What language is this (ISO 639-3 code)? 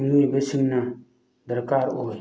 mni